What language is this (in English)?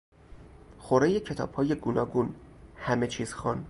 Persian